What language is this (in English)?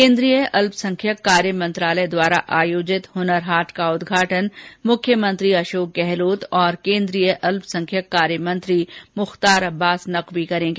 Hindi